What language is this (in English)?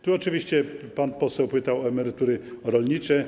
Polish